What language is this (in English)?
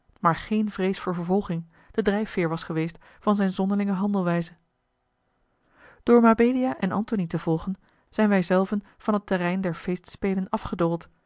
Dutch